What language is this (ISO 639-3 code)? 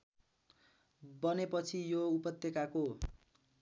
nep